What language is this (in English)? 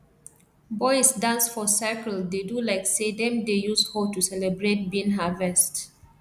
Nigerian Pidgin